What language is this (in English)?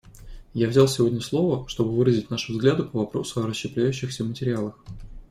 Russian